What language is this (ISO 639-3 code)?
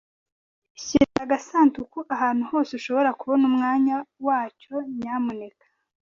kin